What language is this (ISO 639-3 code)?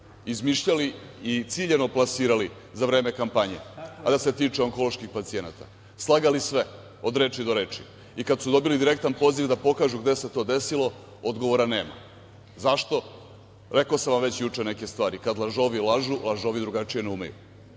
srp